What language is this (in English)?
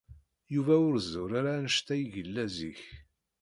Kabyle